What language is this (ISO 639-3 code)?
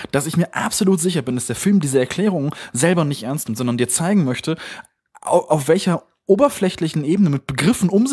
deu